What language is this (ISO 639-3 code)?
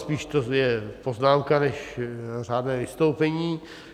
ces